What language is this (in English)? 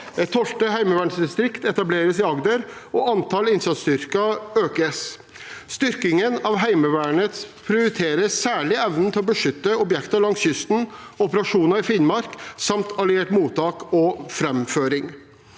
Norwegian